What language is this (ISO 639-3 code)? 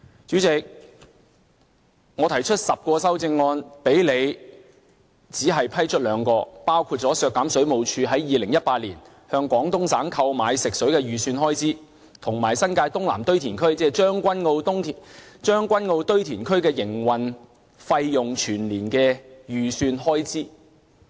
yue